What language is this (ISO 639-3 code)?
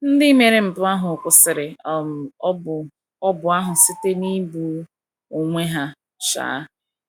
ibo